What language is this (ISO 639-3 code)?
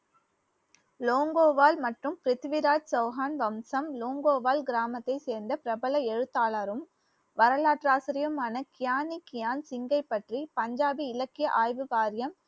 tam